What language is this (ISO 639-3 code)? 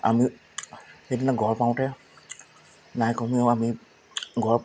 asm